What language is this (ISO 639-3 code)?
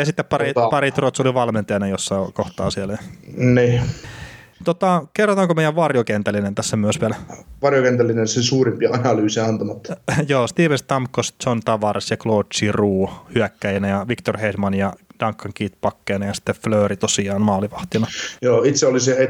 fin